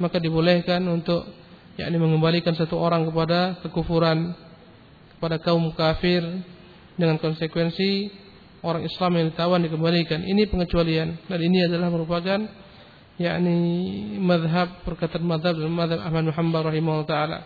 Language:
Malay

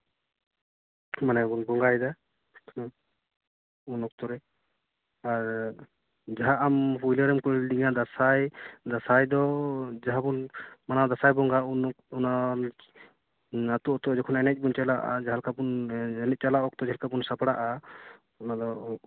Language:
Santali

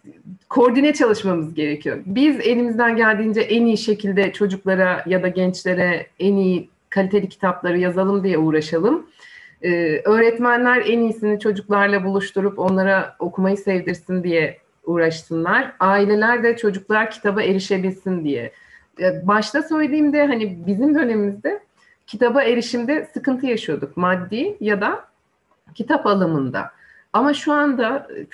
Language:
Turkish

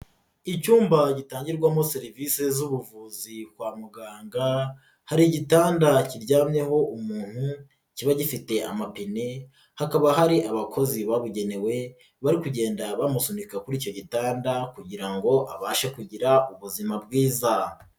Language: Kinyarwanda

